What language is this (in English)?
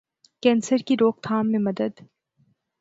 Urdu